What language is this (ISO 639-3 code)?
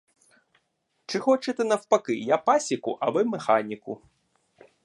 ukr